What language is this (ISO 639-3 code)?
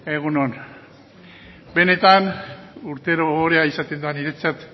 eus